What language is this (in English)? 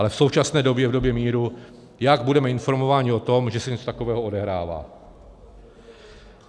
Czech